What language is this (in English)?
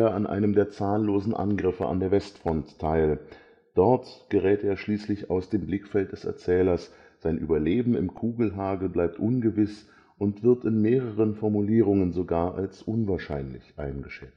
German